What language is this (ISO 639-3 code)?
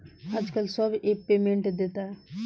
bho